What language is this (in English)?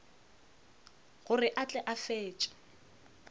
Northern Sotho